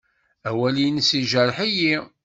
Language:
Kabyle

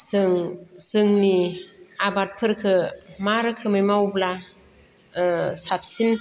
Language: Bodo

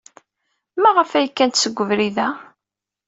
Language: Kabyle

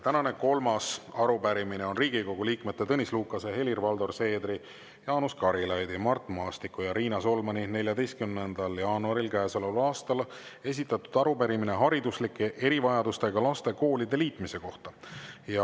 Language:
Estonian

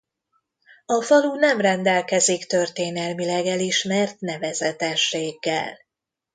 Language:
Hungarian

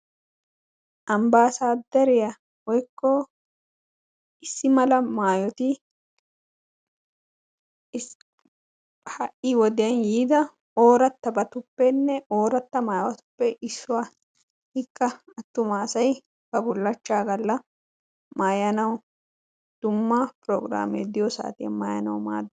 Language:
Wolaytta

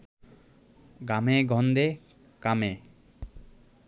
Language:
Bangla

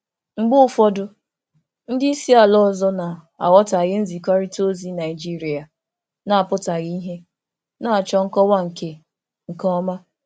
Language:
Igbo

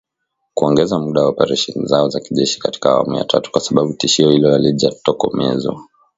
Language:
Swahili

